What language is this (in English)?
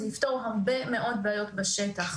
Hebrew